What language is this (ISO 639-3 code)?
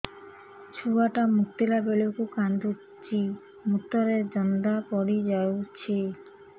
ori